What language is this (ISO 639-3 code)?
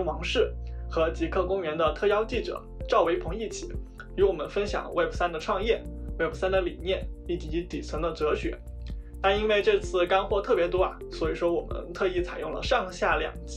zho